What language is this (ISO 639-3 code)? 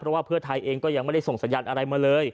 tha